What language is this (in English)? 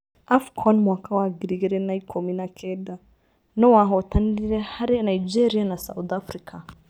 Kikuyu